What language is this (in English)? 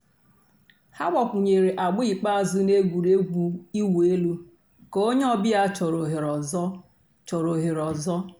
Igbo